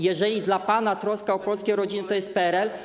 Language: Polish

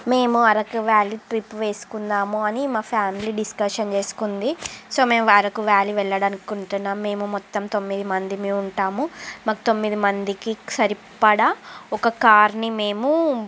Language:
Telugu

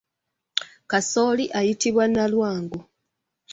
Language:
Ganda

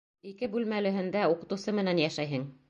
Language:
Bashkir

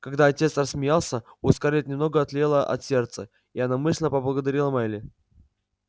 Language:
Russian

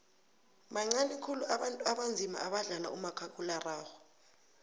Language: South Ndebele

